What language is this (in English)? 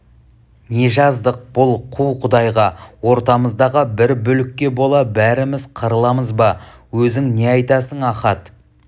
Kazakh